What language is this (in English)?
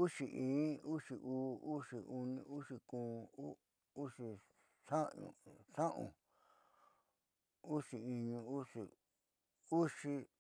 Southeastern Nochixtlán Mixtec